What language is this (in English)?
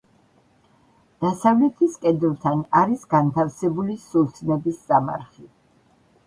Georgian